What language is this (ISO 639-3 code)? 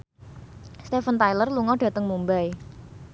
jav